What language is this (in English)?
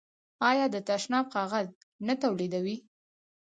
Pashto